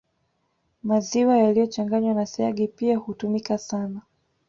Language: Swahili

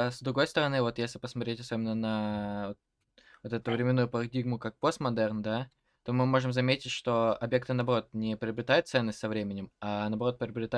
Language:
Russian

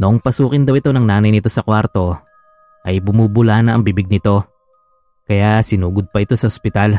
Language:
Filipino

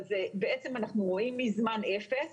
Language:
Hebrew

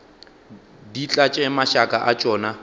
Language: Northern Sotho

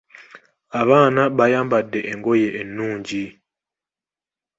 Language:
Ganda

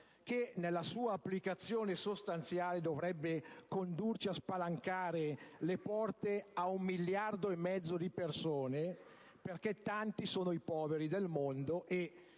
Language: Italian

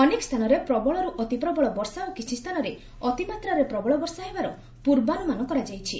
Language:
Odia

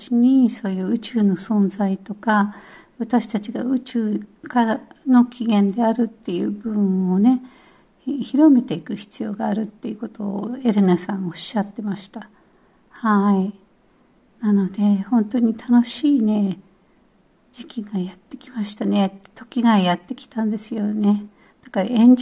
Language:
Japanese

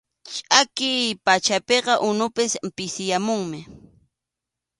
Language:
Arequipa-La Unión Quechua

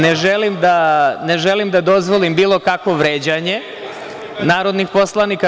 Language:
Serbian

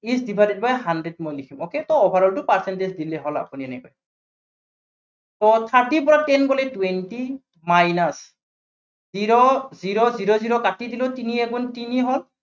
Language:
Assamese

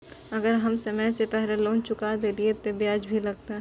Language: Maithili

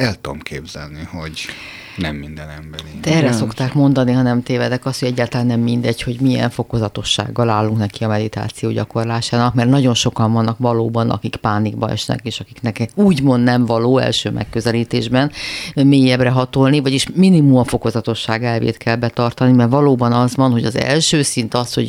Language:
Hungarian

